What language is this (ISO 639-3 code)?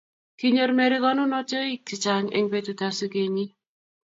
kln